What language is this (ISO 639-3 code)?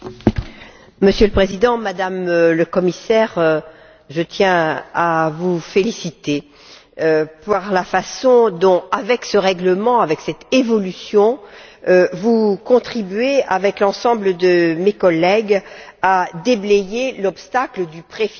fra